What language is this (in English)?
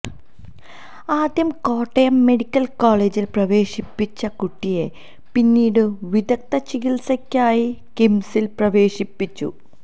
Malayalam